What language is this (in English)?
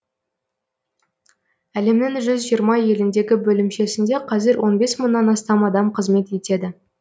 Kazakh